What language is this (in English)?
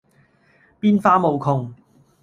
Cantonese